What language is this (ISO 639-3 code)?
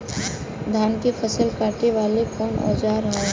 bho